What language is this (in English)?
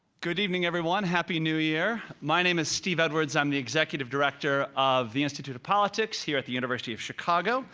English